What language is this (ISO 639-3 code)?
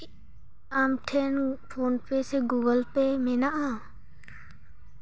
sat